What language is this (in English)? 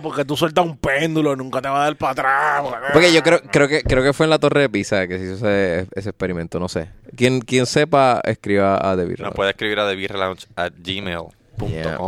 Spanish